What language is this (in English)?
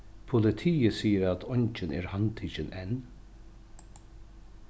Faroese